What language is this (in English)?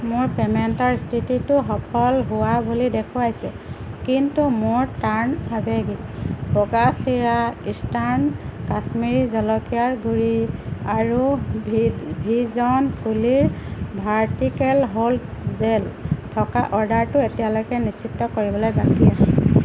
Assamese